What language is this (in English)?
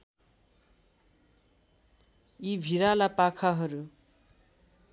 Nepali